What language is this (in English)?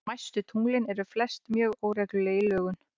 Icelandic